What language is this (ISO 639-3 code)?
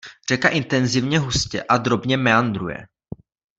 ces